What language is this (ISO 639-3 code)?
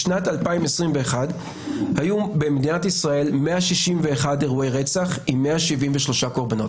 heb